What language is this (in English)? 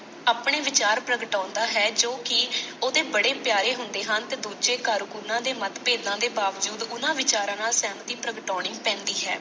Punjabi